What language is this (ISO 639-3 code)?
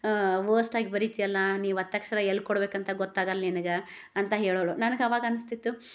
kan